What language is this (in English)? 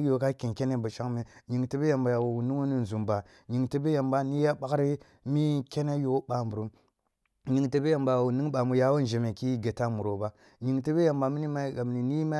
Kulung (Nigeria)